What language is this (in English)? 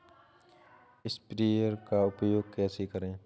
Hindi